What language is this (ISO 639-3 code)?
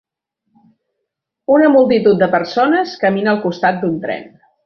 cat